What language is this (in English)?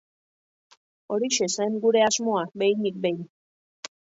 Basque